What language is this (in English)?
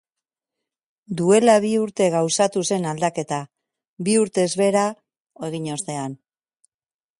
Basque